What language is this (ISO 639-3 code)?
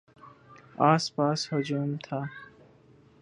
urd